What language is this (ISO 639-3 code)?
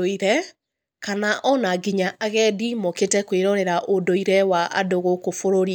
kik